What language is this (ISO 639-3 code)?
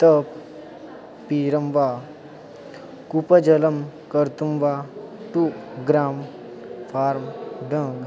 san